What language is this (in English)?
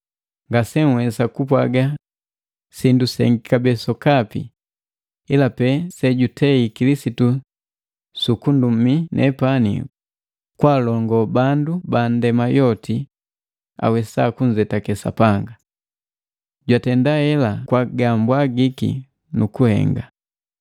Matengo